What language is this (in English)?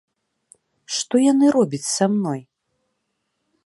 Belarusian